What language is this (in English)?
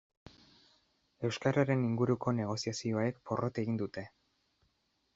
Basque